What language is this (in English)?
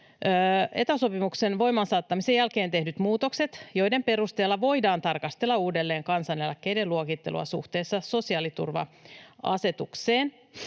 Finnish